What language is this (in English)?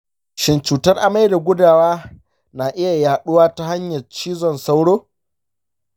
Hausa